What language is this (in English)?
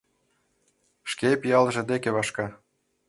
Mari